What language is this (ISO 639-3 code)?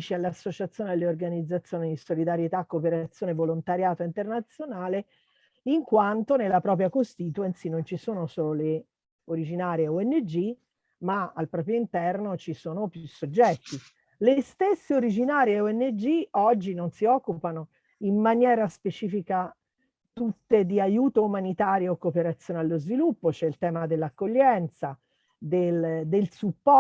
ita